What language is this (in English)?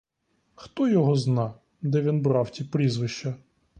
Ukrainian